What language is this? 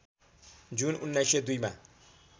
Nepali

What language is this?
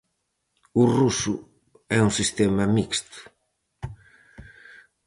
Galician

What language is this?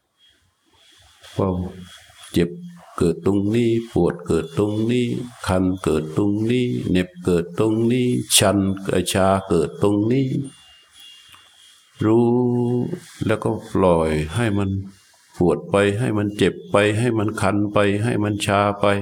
Thai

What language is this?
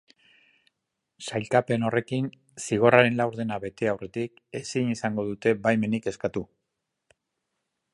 Basque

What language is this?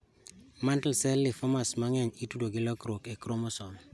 Luo (Kenya and Tanzania)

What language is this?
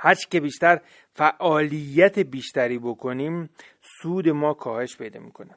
Persian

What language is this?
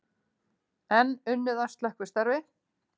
Icelandic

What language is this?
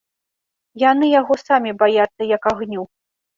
Belarusian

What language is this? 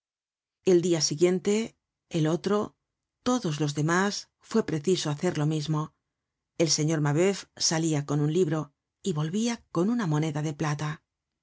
Spanish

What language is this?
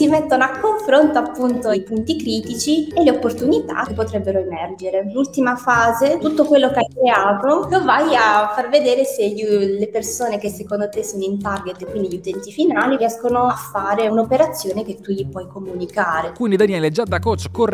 Italian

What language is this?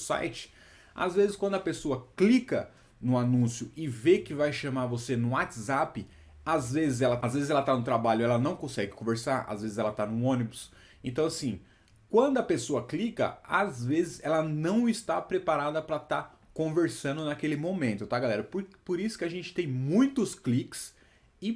Portuguese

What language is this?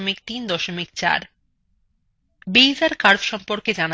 Bangla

